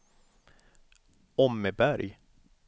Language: Swedish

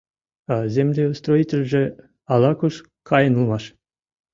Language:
Mari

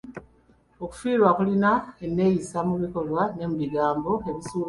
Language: Ganda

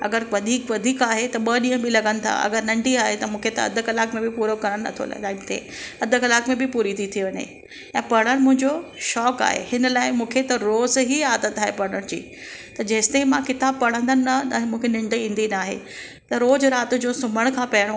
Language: Sindhi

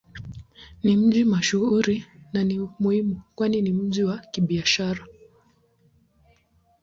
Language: Swahili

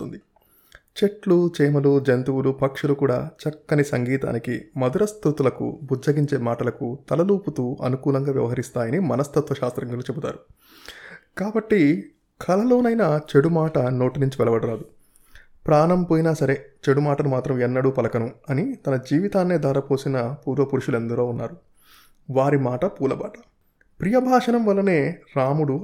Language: Telugu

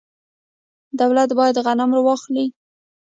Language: Pashto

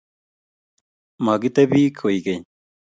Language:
Kalenjin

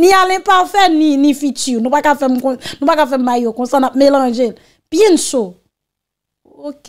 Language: French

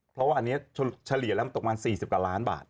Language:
Thai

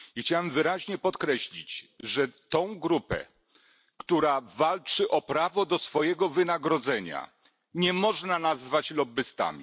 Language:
Polish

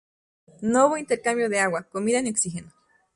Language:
Spanish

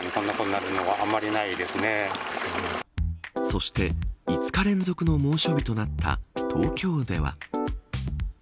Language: Japanese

